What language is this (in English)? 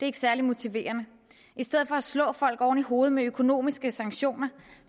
Danish